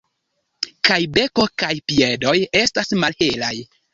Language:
Esperanto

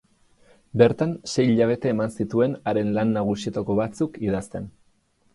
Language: Basque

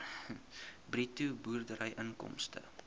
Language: Afrikaans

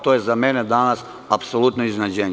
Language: Serbian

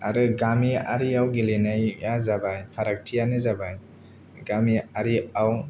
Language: Bodo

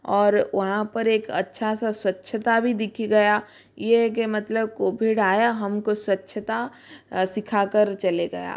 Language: Hindi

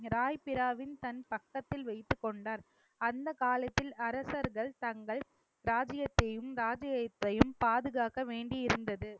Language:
Tamil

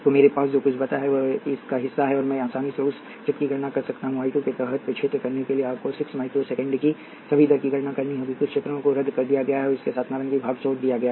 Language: Hindi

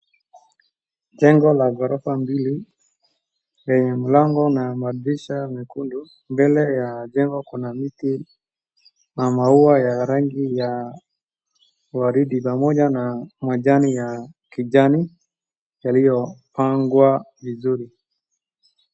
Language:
Swahili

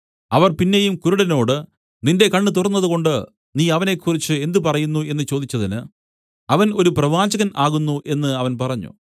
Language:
Malayalam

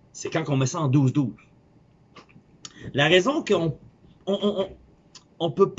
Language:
French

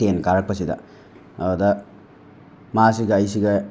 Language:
Manipuri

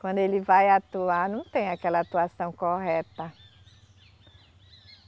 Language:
Portuguese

